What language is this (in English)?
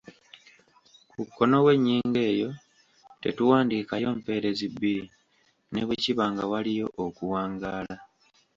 Ganda